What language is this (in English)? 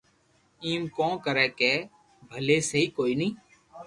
Loarki